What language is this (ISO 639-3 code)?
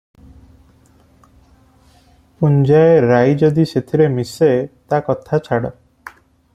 ori